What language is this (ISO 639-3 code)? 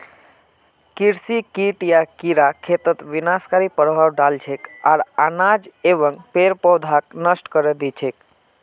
mag